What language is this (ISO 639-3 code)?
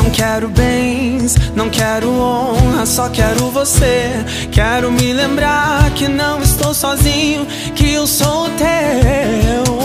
por